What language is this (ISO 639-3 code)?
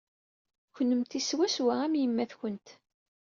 kab